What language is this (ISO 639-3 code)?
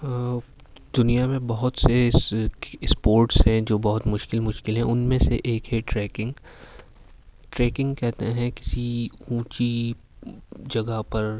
urd